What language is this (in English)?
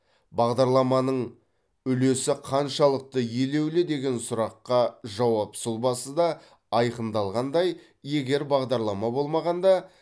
Kazakh